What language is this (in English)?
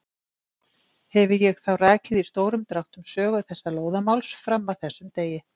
Icelandic